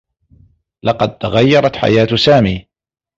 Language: Arabic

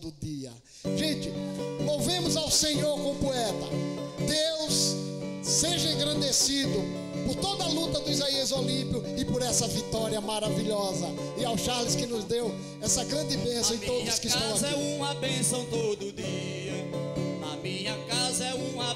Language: Portuguese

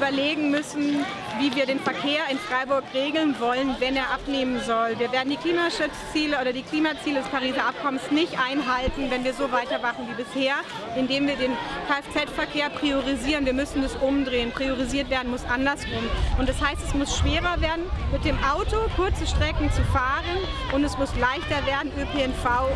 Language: German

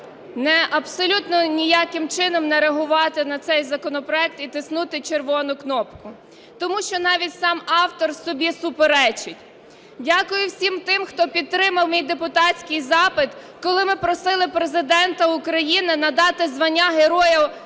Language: Ukrainian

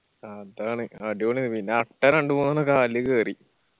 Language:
Malayalam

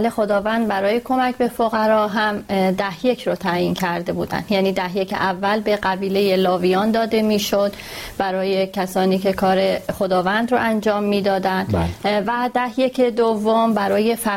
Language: Persian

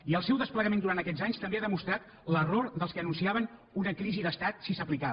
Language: Catalan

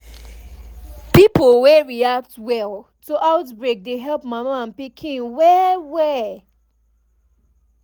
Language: Nigerian Pidgin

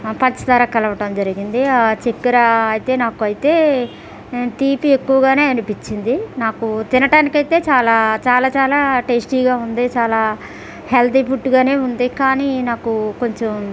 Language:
Telugu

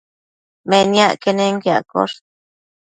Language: Matsés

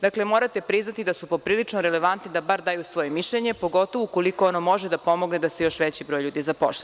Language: Serbian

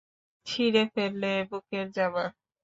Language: Bangla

